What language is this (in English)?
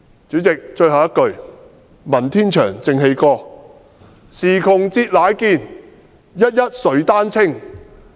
Cantonese